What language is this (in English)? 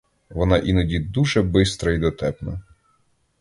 Ukrainian